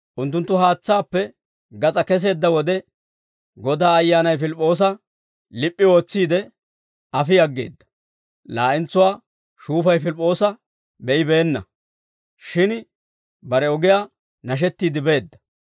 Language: Dawro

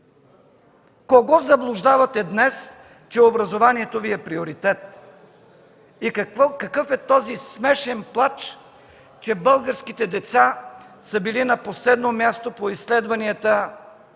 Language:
Bulgarian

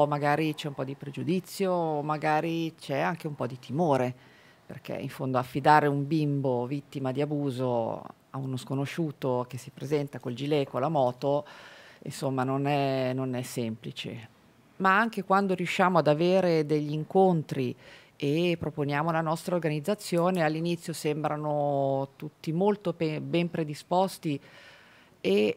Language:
Italian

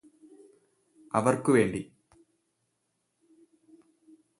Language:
Malayalam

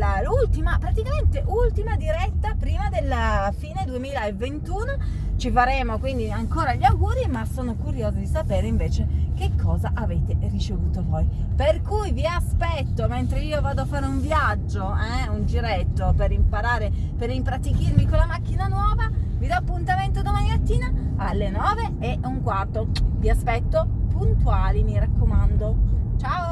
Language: Italian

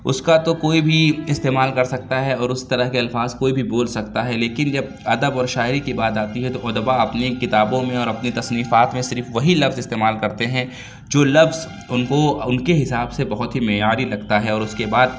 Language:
Urdu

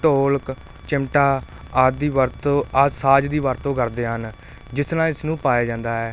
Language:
Punjabi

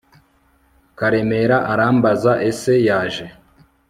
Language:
Kinyarwanda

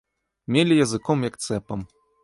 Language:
Belarusian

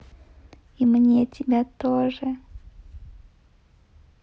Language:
Russian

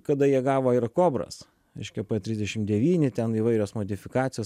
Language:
Lithuanian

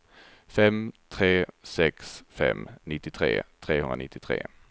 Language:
Swedish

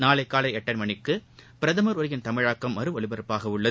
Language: Tamil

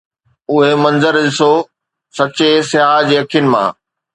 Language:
Sindhi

